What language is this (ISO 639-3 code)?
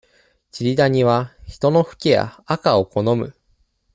jpn